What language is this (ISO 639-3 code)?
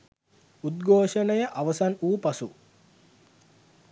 sin